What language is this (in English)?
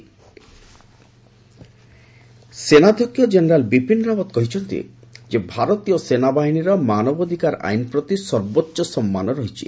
Odia